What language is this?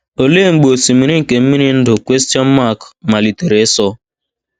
Igbo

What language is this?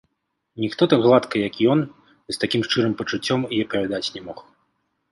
Belarusian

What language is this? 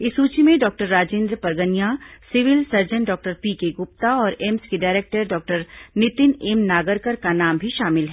Hindi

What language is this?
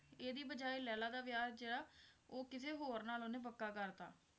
Punjabi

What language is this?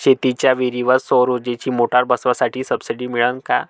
Marathi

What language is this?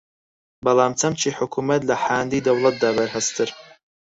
Central Kurdish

